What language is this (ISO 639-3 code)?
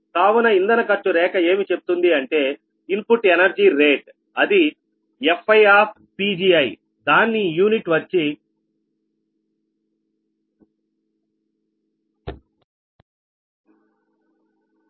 tel